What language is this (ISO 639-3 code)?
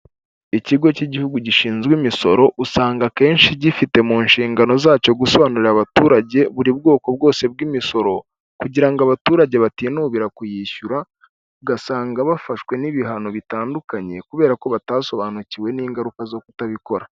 kin